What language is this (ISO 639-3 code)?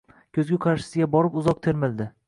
uzb